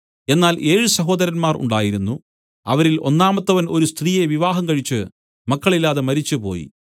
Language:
Malayalam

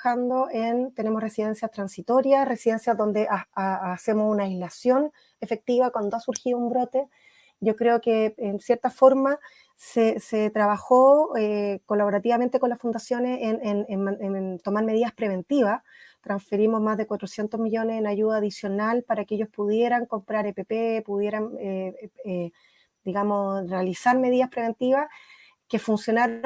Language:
Spanish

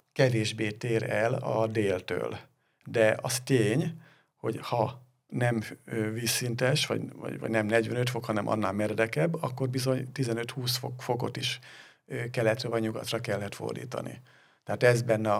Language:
Hungarian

